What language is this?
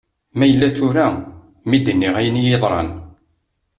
Kabyle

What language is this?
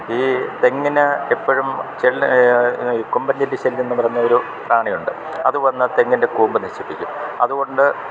Malayalam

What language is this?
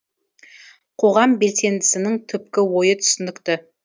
Kazakh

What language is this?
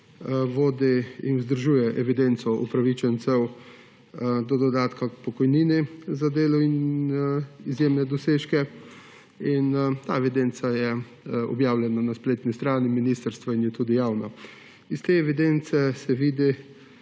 Slovenian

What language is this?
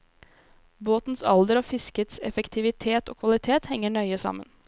Norwegian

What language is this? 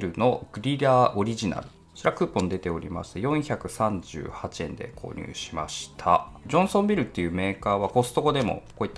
Japanese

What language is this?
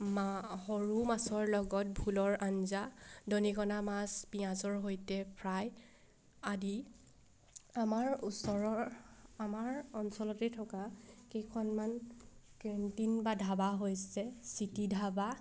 Assamese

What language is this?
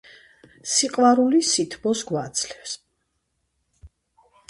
Georgian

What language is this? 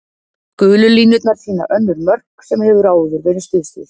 Icelandic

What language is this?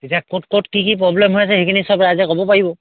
Assamese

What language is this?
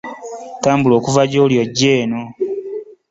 Ganda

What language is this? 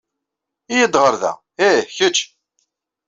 Kabyle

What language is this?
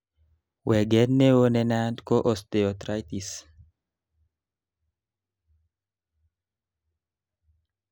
Kalenjin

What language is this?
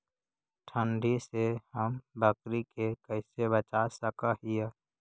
Magahi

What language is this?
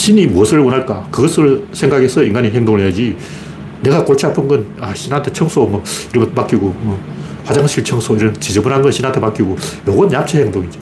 Korean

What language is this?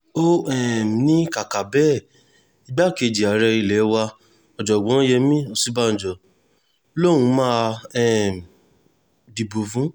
Yoruba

